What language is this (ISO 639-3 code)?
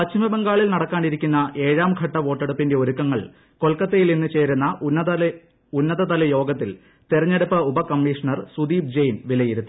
mal